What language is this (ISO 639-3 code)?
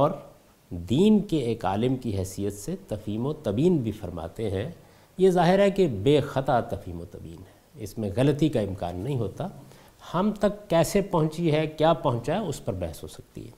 urd